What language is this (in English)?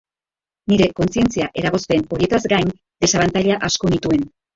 Basque